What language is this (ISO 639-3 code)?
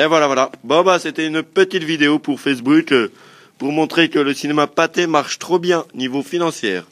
fra